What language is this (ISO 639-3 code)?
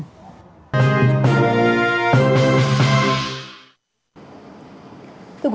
vie